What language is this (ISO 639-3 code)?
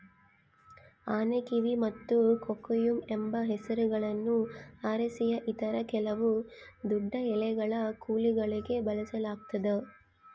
kan